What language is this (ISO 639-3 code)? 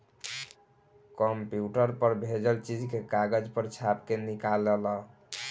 bho